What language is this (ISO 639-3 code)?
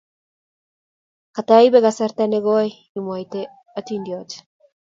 kln